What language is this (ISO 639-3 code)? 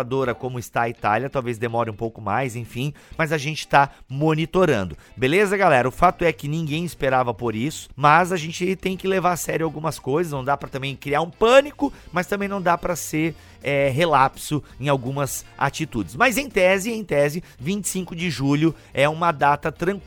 por